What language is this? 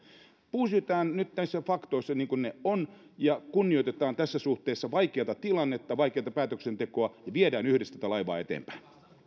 Finnish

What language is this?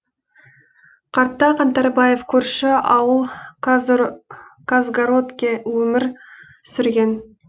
Kazakh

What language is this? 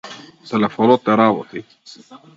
Macedonian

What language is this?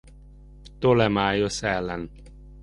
Hungarian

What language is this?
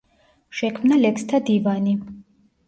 Georgian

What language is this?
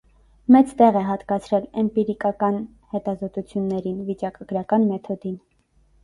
Armenian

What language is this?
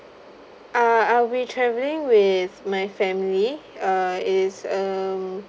English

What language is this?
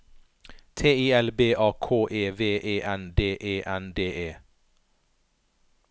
Norwegian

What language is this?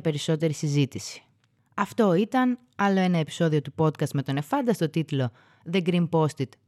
Greek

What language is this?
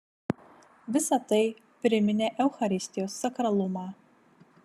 Lithuanian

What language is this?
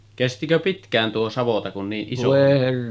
Finnish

